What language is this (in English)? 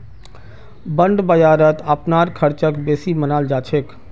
Magahi